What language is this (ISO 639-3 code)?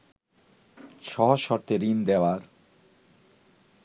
ben